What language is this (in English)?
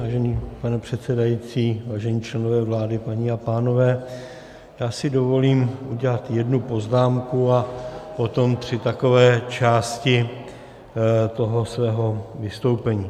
Czech